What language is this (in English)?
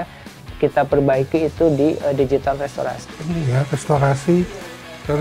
Indonesian